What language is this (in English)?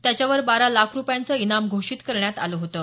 Marathi